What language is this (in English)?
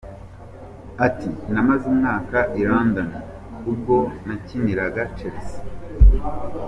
Kinyarwanda